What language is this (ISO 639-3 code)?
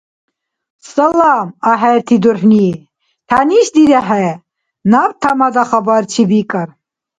dar